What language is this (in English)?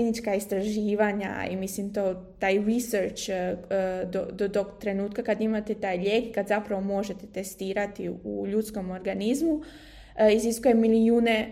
Croatian